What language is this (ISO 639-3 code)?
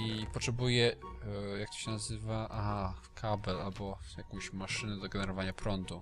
pol